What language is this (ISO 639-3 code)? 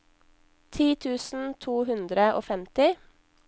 nor